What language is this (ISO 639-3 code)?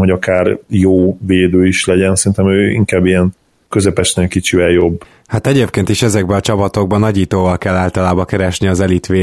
hun